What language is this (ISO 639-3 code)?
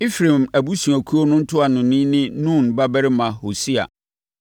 aka